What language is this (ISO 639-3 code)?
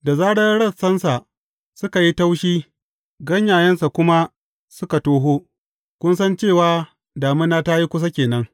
hau